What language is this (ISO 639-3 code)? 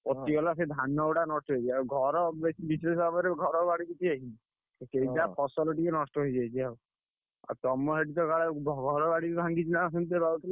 ori